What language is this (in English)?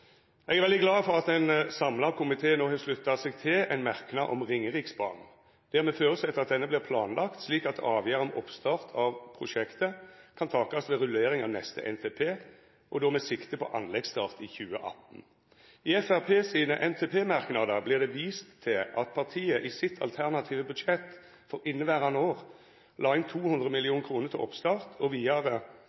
Norwegian Nynorsk